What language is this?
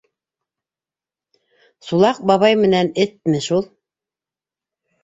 Bashkir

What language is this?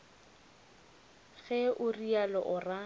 Northern Sotho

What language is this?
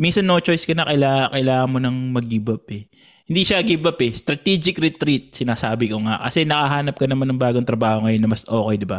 Filipino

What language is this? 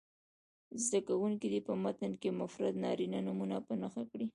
Pashto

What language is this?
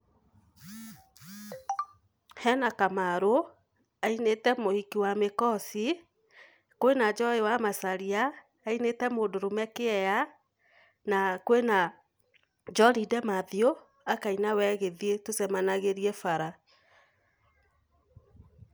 Kikuyu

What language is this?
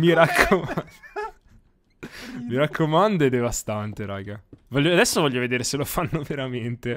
Italian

